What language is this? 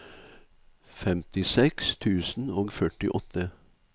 Norwegian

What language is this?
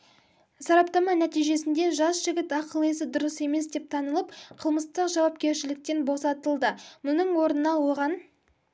Kazakh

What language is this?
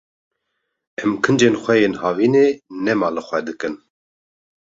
Kurdish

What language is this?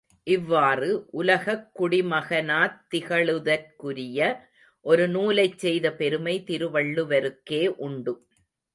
Tamil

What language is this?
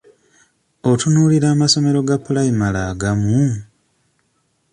Ganda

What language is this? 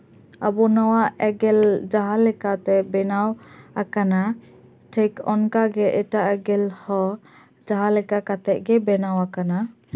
Santali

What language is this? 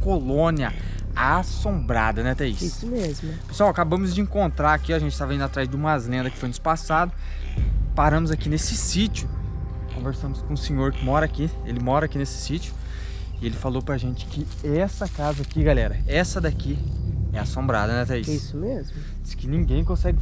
Portuguese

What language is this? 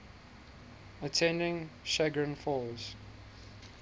English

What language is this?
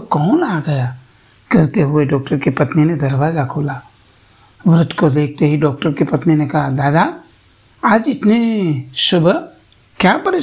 Hindi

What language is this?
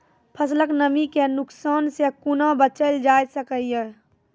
Maithili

